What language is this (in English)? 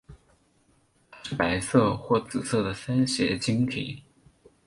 Chinese